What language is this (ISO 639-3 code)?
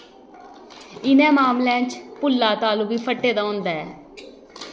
doi